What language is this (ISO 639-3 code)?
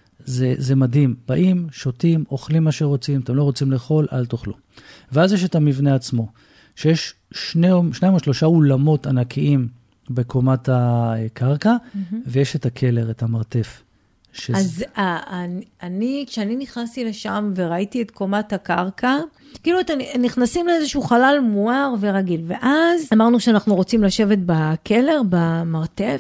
heb